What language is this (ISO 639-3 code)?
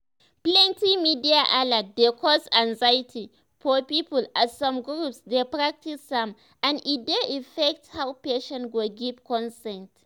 pcm